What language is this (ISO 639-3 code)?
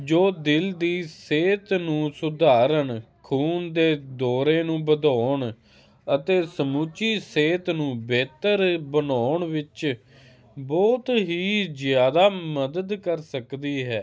pan